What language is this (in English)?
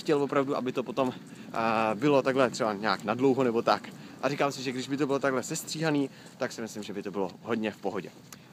Czech